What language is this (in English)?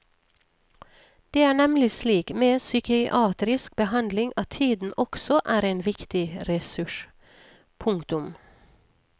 Norwegian